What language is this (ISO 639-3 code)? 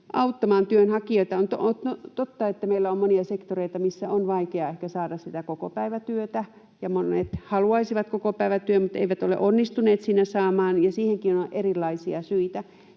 fin